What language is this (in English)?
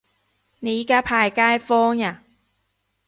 Cantonese